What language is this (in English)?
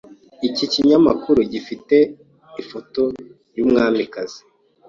Kinyarwanda